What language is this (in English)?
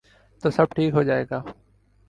Urdu